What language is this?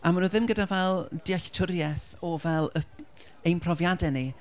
Welsh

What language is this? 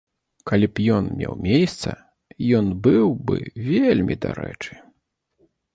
Belarusian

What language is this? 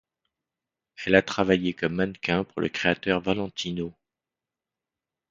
French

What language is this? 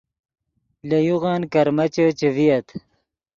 Yidgha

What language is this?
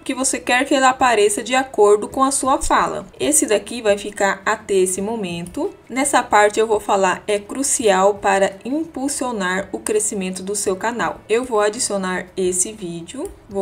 Portuguese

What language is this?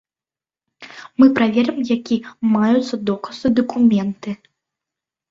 Belarusian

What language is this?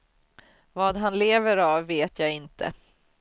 Swedish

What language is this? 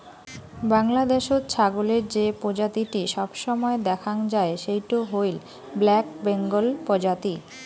Bangla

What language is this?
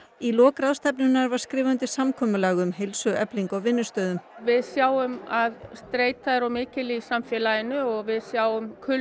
Icelandic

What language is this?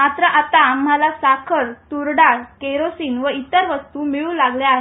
Marathi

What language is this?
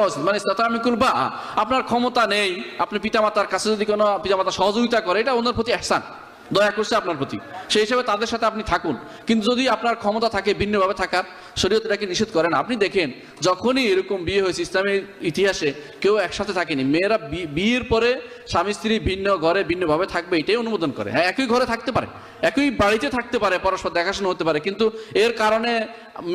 Arabic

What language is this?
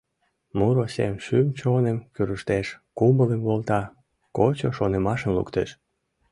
Mari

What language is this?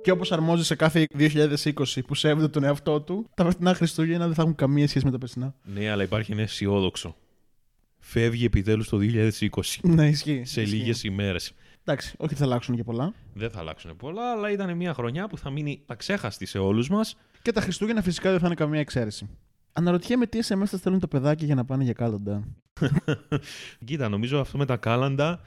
Greek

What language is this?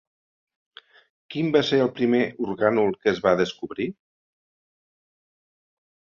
Catalan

